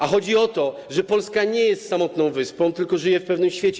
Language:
Polish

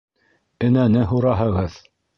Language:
Bashkir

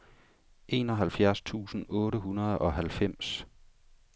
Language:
Danish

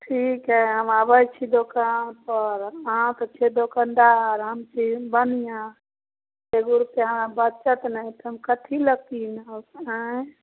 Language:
Maithili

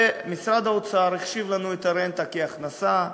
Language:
Hebrew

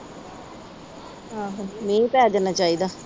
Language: Punjabi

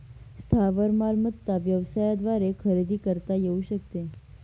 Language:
Marathi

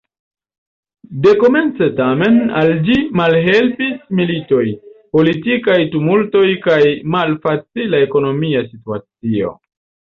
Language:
Esperanto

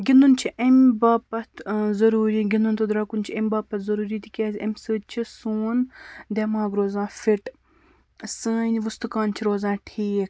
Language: Kashmiri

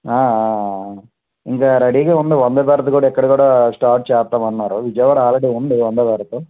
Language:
Telugu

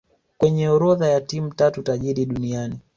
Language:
Swahili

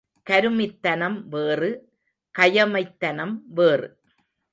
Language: Tamil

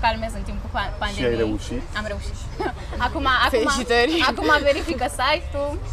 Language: Romanian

